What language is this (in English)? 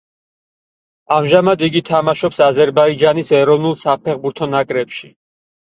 Georgian